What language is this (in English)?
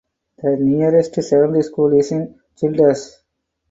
English